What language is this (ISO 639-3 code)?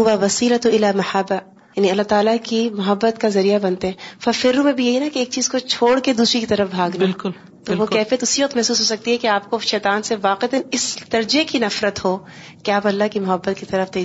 urd